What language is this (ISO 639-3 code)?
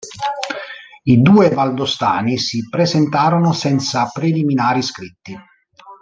ita